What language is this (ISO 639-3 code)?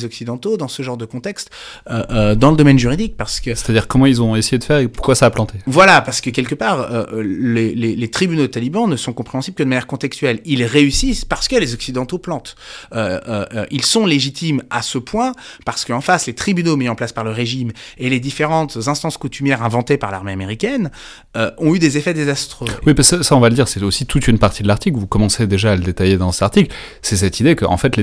fra